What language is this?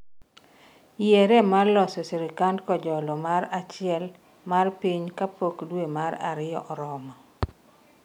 Luo (Kenya and Tanzania)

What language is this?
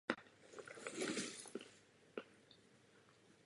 Czech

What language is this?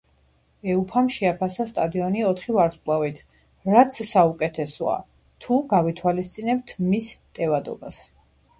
Georgian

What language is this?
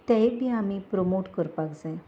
Konkani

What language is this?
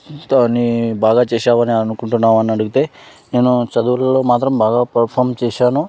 Telugu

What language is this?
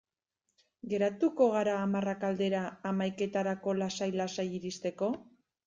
Basque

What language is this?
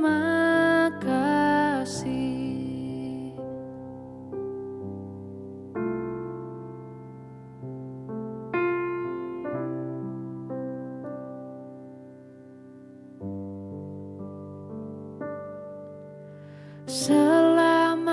Indonesian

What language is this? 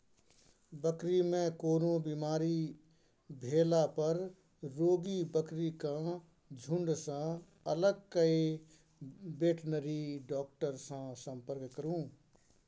Maithili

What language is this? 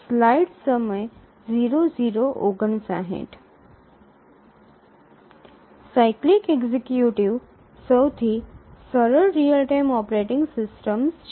Gujarati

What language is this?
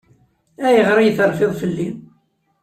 Kabyle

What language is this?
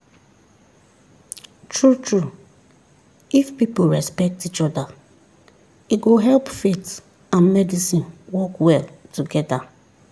Nigerian Pidgin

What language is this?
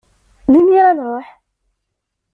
Kabyle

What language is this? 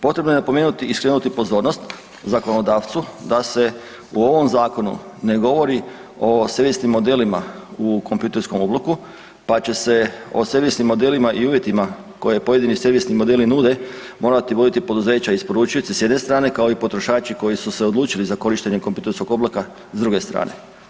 Croatian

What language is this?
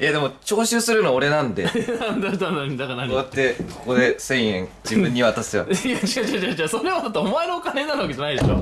Japanese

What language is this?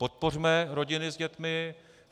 Czech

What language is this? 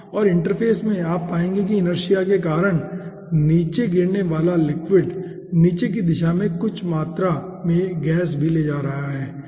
Hindi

